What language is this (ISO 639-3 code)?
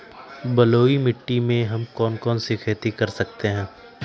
mag